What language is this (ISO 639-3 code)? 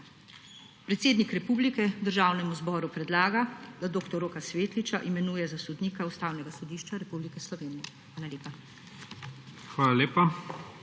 slv